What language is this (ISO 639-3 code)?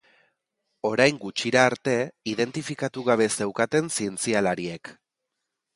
eus